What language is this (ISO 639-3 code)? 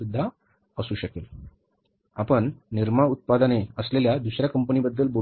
mar